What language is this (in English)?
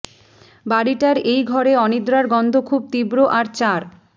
Bangla